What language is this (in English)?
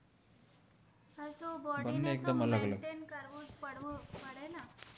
Gujarati